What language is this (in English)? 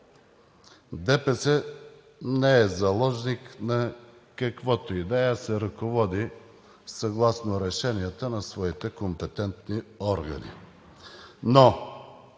Bulgarian